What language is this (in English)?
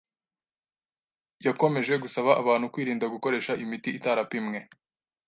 Kinyarwanda